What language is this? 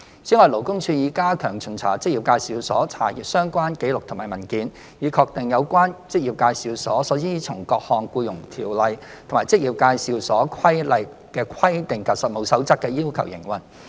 Cantonese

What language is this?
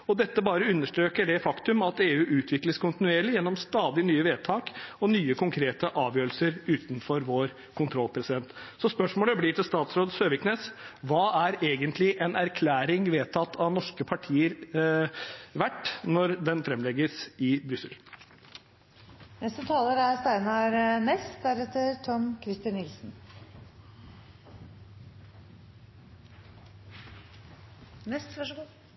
Norwegian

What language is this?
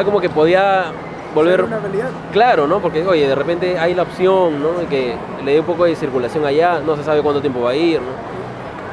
Spanish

